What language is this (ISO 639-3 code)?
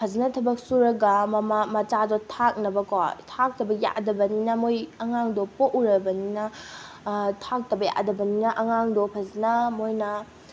mni